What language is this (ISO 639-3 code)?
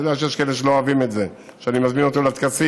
heb